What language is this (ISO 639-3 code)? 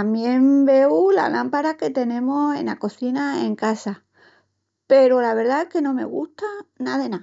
ext